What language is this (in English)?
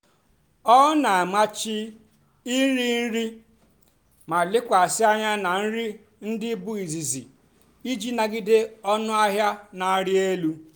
Igbo